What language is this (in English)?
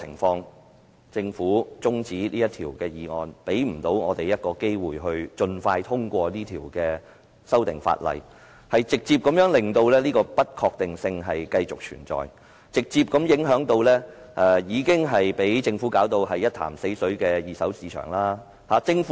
Cantonese